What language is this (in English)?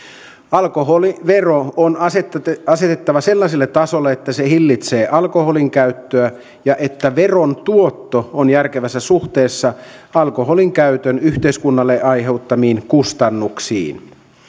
Finnish